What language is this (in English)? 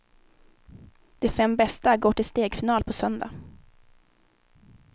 Swedish